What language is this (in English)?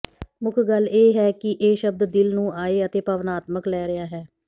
Punjabi